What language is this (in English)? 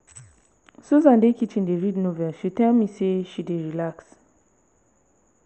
Nigerian Pidgin